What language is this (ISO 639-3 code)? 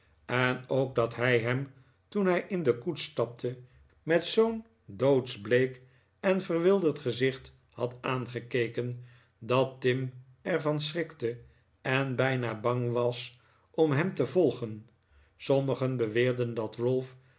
nld